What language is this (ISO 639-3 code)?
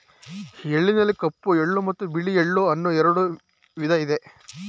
kan